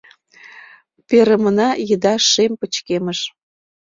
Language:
Mari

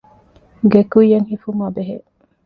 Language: Divehi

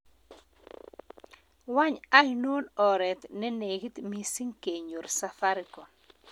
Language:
Kalenjin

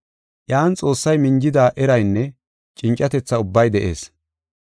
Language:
Gofa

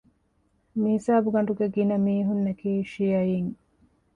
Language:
Divehi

